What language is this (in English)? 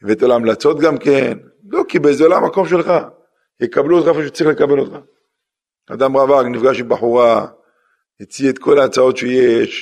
Hebrew